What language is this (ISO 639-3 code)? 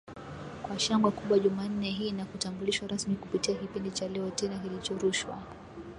swa